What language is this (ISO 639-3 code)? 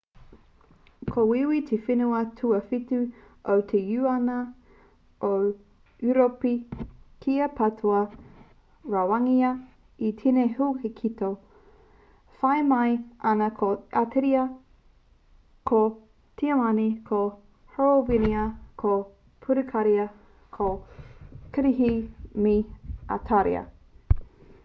mri